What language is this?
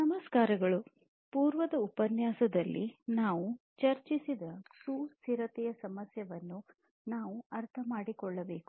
Kannada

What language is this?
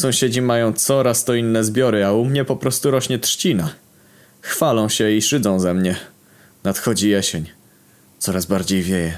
Polish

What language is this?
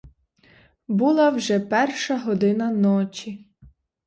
Ukrainian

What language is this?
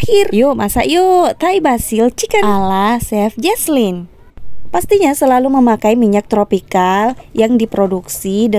Indonesian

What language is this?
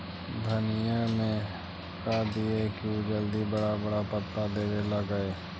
Magahi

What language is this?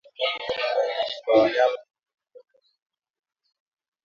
Swahili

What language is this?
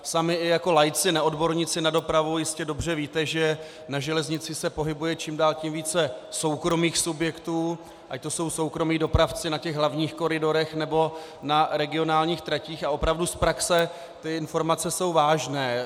Czech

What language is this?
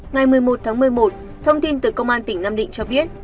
Vietnamese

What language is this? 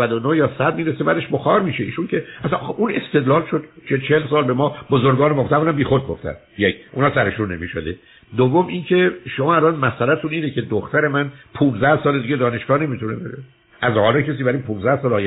Persian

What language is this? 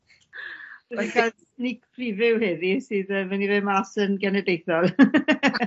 Welsh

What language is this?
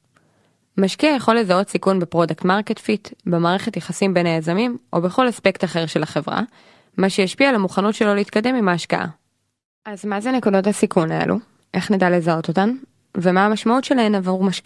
Hebrew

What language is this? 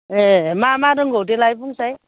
Bodo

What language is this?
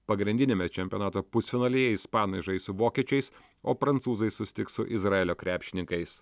Lithuanian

